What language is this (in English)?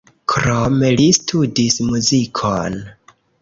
Esperanto